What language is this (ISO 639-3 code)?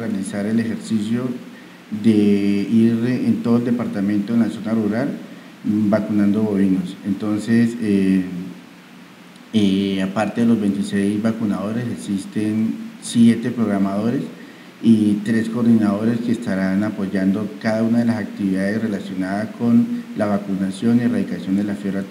spa